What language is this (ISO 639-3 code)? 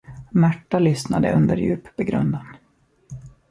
swe